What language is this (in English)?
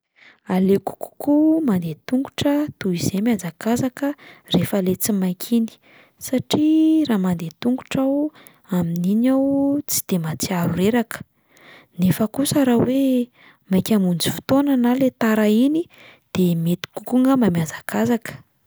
Malagasy